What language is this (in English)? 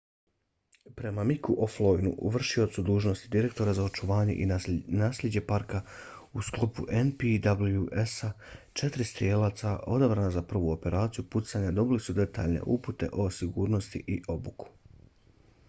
Bosnian